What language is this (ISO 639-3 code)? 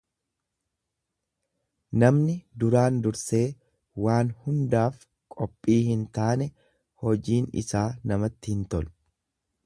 orm